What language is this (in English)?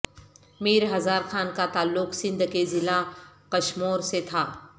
Urdu